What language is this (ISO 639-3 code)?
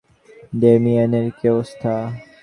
ben